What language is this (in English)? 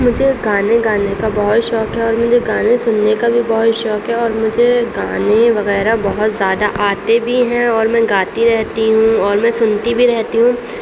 Urdu